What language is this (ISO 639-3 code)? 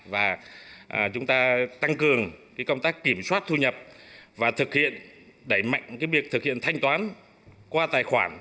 vie